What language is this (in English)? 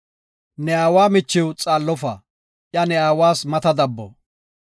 Gofa